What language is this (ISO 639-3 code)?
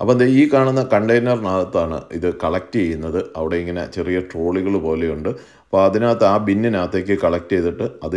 ara